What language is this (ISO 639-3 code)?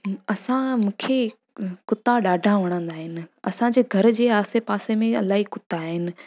snd